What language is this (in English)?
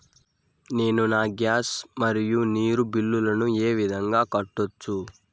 Telugu